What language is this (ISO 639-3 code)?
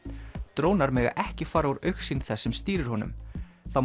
isl